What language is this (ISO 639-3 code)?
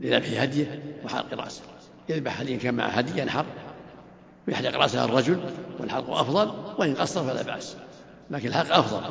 ara